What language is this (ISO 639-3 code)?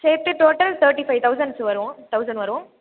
tam